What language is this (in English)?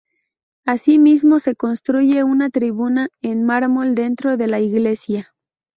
Spanish